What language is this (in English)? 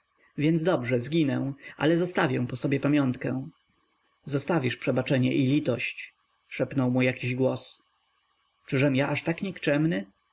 Polish